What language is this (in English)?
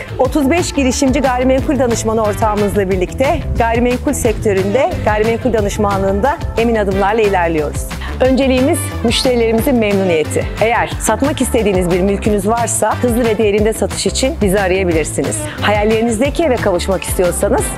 Turkish